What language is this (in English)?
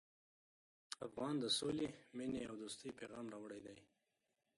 Pashto